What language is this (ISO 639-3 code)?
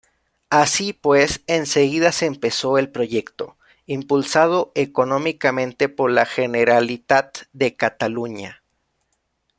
spa